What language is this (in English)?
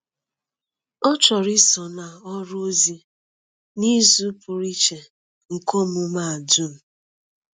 Igbo